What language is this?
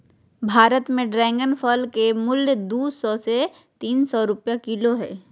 Magahi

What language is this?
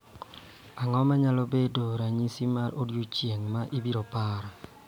Luo (Kenya and Tanzania)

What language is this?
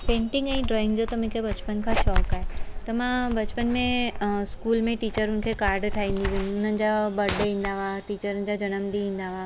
Sindhi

